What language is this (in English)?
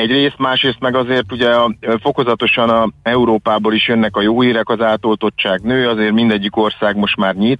Hungarian